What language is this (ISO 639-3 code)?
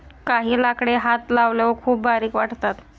mar